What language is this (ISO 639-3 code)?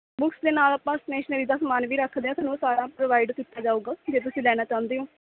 pan